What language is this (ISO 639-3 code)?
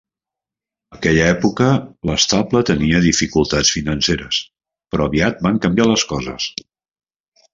cat